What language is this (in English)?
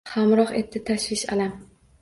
Uzbek